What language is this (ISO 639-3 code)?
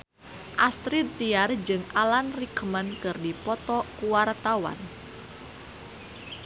sun